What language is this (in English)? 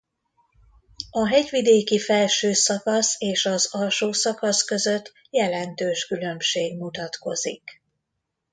Hungarian